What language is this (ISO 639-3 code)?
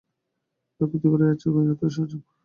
ben